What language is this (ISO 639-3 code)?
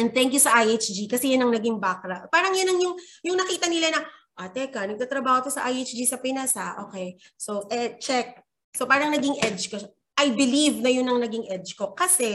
fil